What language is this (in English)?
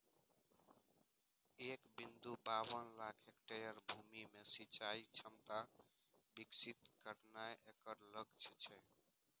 Maithili